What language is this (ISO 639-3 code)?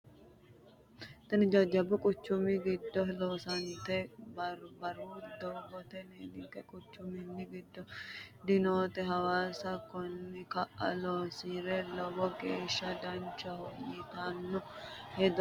sid